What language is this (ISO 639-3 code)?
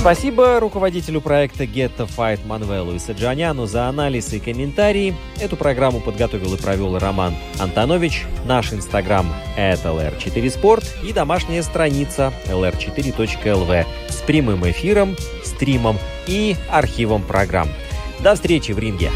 rus